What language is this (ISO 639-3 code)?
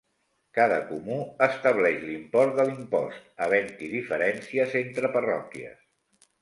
cat